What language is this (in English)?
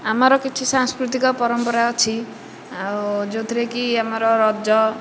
Odia